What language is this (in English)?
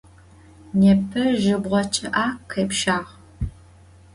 Adyghe